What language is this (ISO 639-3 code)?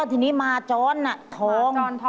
tha